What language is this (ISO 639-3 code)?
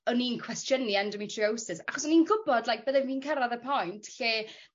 cym